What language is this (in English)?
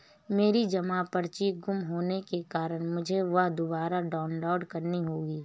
Hindi